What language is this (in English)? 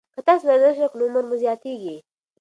Pashto